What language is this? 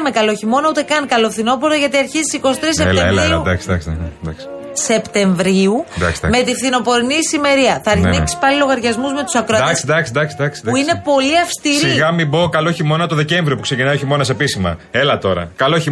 Greek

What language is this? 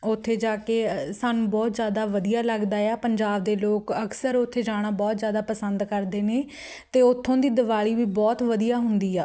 Punjabi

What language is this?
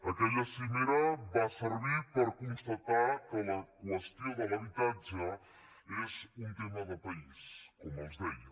Catalan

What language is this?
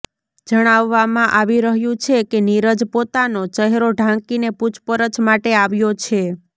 Gujarati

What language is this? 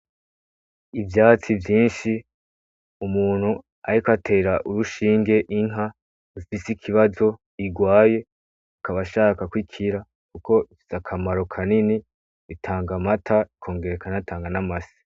Rundi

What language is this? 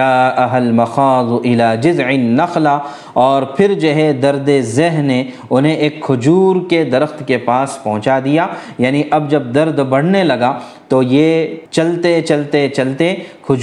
Urdu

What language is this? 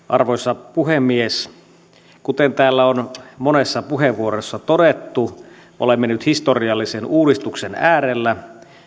Finnish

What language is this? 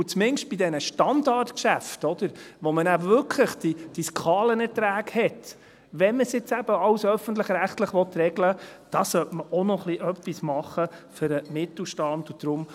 Swiss German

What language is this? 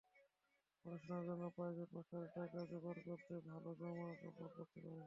Bangla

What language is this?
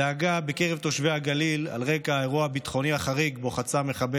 Hebrew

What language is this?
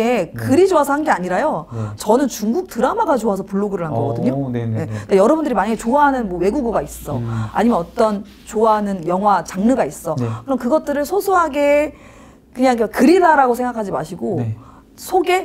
Korean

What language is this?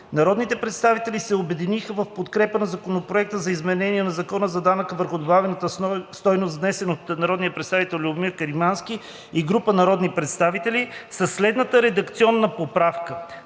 Bulgarian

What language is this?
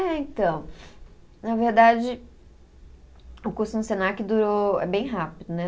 Portuguese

